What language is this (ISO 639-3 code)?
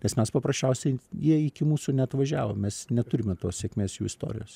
lit